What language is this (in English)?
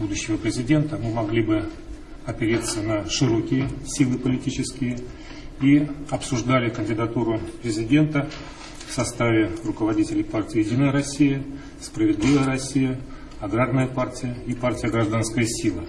Russian